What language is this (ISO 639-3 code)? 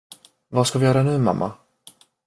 swe